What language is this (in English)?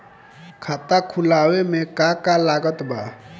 Bhojpuri